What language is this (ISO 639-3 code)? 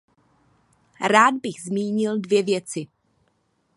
ces